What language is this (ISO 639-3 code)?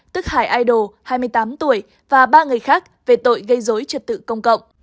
vie